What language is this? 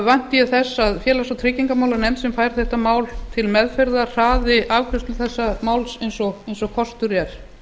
Icelandic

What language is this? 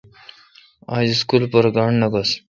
Kalkoti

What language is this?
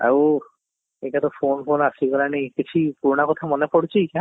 Odia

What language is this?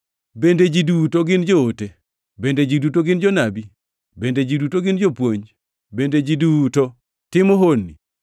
Luo (Kenya and Tanzania)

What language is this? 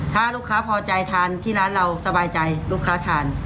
Thai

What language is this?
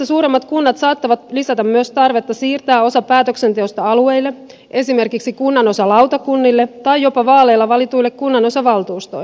Finnish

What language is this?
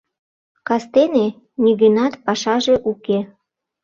Mari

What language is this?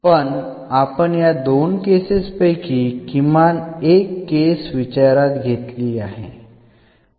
Marathi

